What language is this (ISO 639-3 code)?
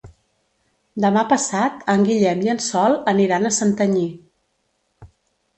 cat